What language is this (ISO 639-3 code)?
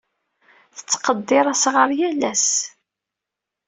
kab